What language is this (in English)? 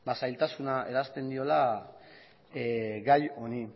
Basque